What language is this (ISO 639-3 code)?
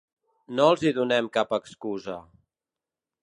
cat